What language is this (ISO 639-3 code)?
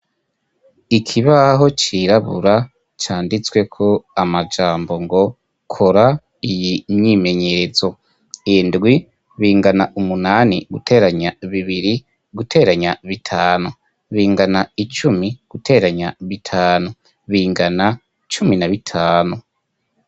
run